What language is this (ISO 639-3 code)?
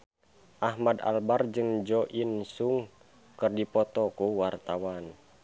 sun